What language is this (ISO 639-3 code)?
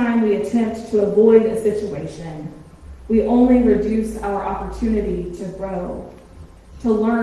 eng